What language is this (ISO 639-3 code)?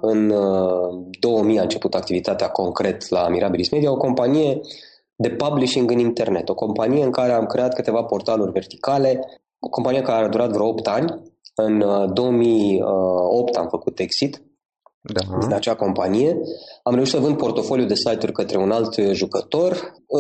ron